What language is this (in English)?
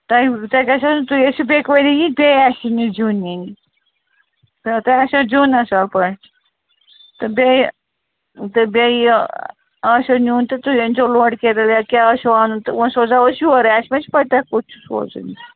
Kashmiri